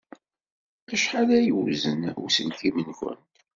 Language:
Kabyle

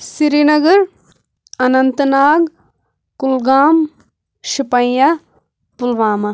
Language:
Kashmiri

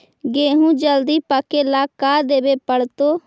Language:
Magahi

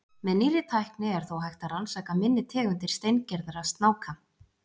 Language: Icelandic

